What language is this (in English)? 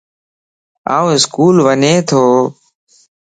Lasi